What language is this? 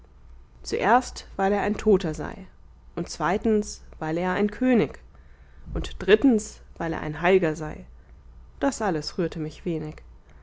German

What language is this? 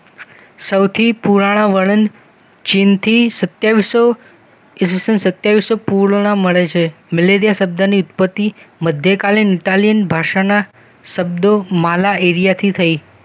Gujarati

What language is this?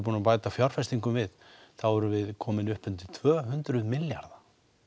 Icelandic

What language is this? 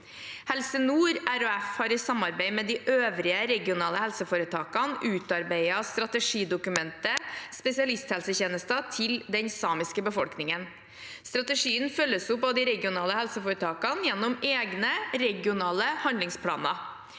Norwegian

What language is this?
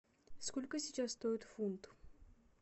Russian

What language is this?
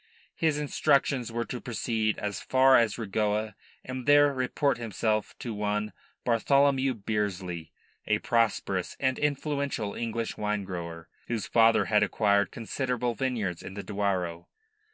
English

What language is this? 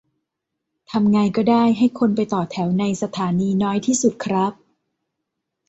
Thai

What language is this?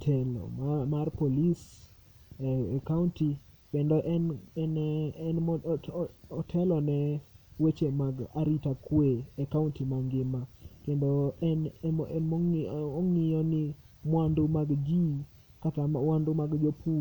Luo (Kenya and Tanzania)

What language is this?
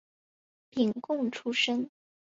Chinese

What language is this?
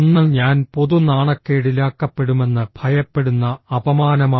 Malayalam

